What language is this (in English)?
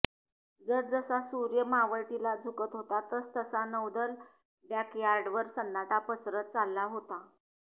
Marathi